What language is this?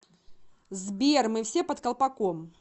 Russian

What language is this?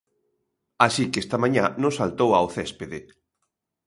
Galician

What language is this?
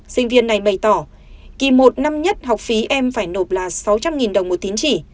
Vietnamese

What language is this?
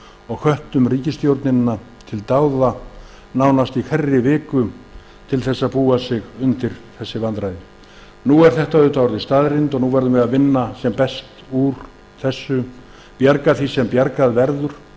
Icelandic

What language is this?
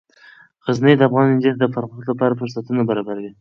Pashto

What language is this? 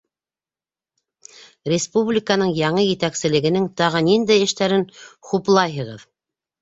Bashkir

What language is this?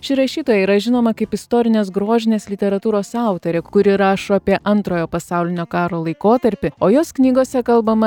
Lithuanian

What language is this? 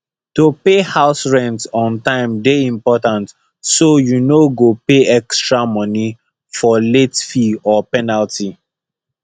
Nigerian Pidgin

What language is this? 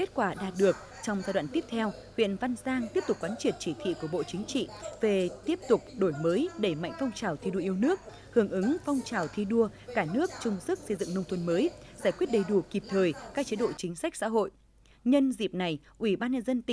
Vietnamese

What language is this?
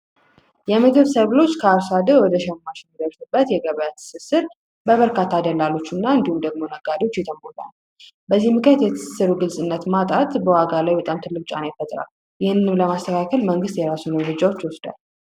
Amharic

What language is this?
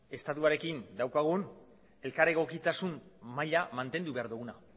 Basque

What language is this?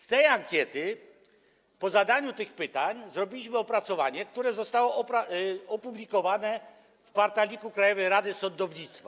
Polish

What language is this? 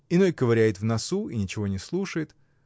Russian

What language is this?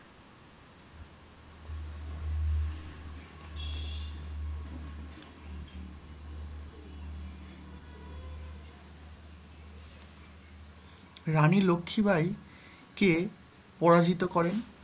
Bangla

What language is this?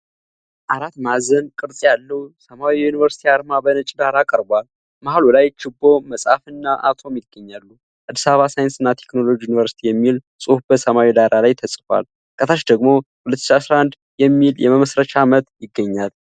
Amharic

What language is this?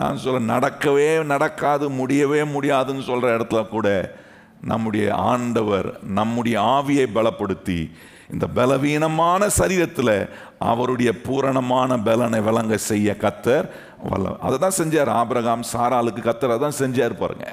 Tamil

